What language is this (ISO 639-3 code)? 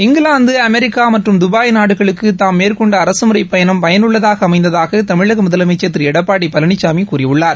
tam